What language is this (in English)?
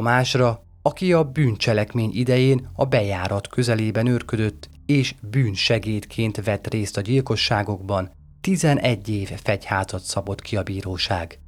Hungarian